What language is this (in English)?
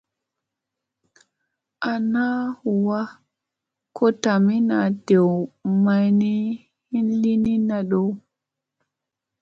Musey